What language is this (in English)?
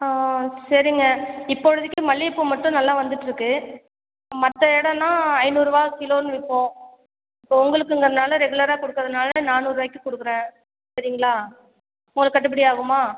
Tamil